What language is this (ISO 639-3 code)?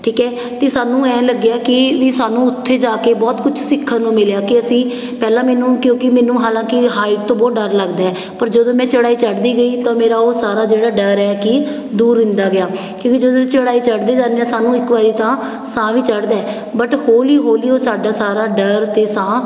pan